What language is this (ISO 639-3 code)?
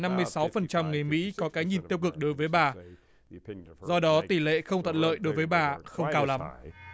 vie